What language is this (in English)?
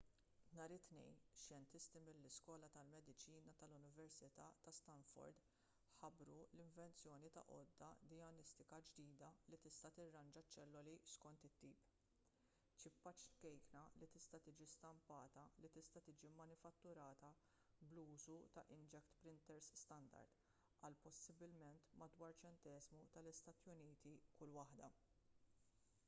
Maltese